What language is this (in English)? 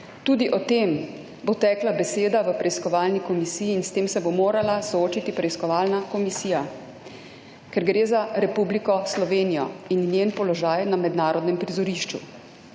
Slovenian